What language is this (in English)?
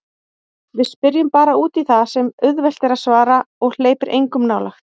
Icelandic